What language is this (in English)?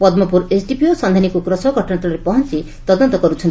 Odia